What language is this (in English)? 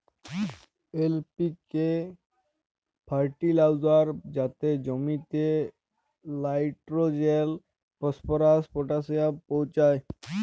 Bangla